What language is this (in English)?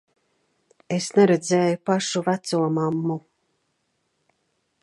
Latvian